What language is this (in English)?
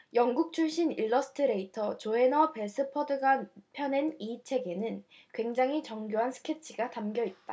Korean